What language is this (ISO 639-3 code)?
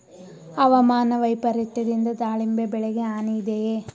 kan